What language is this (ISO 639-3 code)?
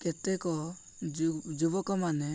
ori